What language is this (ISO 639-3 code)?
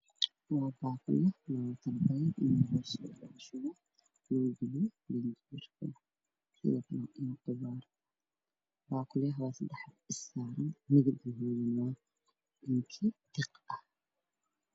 som